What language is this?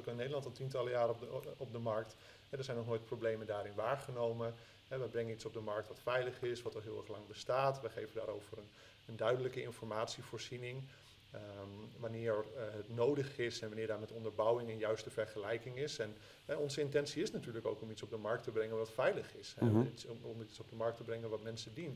Dutch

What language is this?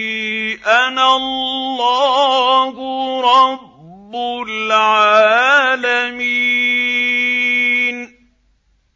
Arabic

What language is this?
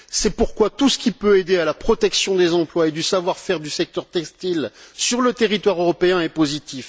French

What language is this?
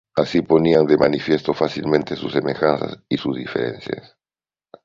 Spanish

